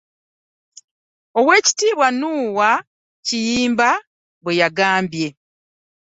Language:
Ganda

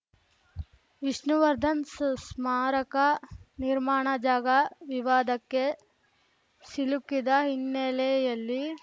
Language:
Kannada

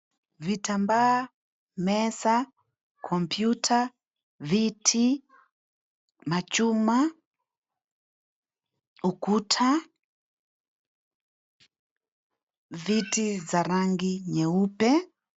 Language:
Swahili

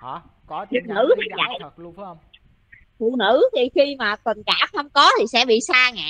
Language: Vietnamese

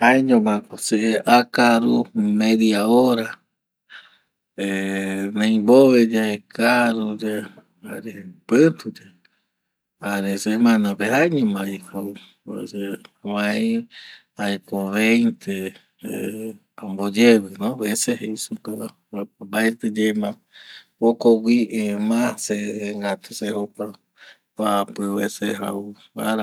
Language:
Eastern Bolivian Guaraní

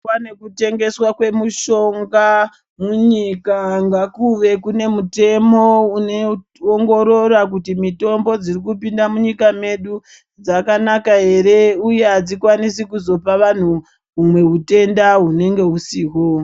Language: Ndau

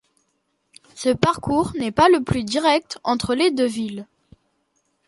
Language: French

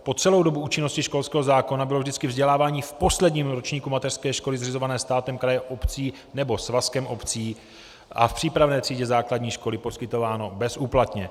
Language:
Czech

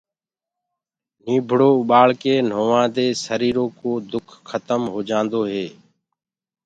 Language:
Gurgula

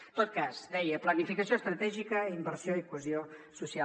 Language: Catalan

